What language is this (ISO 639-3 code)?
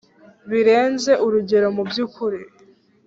kin